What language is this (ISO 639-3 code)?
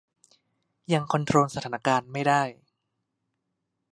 tha